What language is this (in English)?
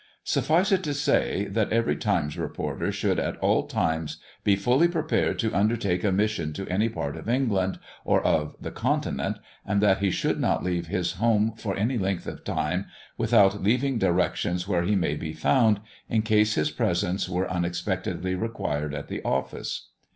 English